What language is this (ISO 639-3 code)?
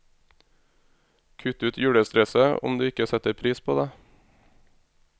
nor